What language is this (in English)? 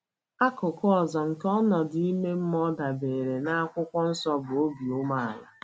Igbo